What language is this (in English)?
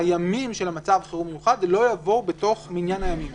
Hebrew